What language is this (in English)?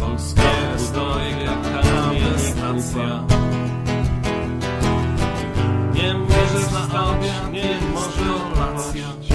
Polish